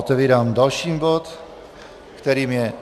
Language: Czech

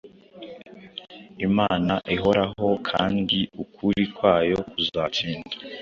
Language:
Kinyarwanda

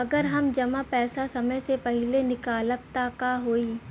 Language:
Bhojpuri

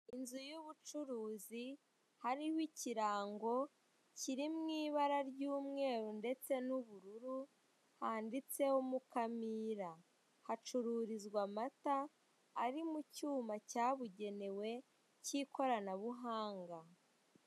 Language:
Kinyarwanda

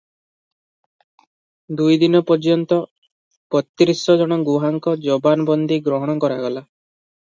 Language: Odia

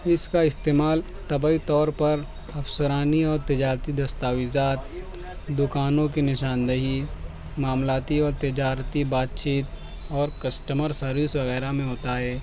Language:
Urdu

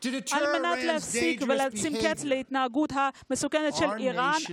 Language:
Hebrew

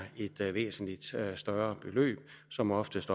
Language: Danish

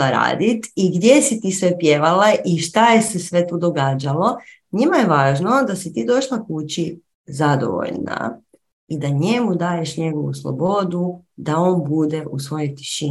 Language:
Croatian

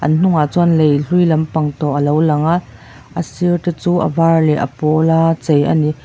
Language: Mizo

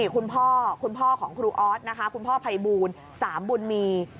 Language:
Thai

